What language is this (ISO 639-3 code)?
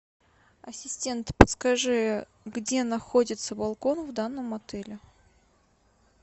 rus